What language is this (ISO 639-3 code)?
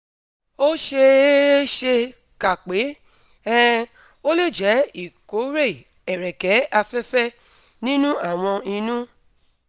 yor